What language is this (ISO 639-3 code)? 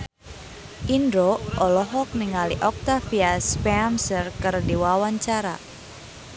sun